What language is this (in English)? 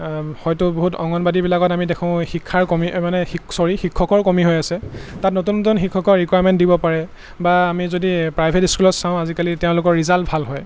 Assamese